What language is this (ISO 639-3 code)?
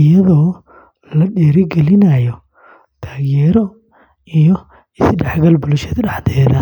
som